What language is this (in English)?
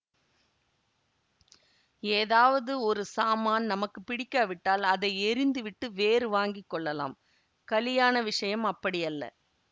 Tamil